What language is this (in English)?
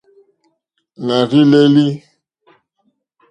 Mokpwe